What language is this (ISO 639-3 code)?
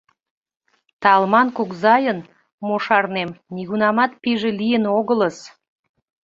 chm